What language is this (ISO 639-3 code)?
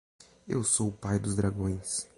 por